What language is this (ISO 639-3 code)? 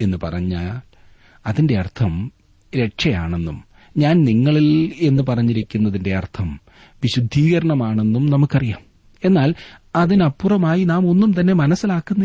mal